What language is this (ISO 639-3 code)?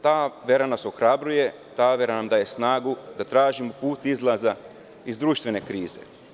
srp